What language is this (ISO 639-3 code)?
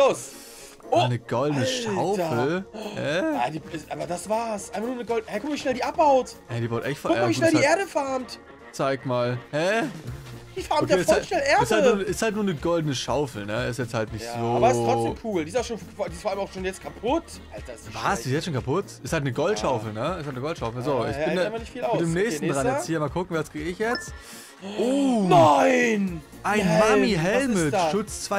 deu